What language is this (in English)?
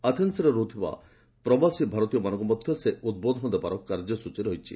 Odia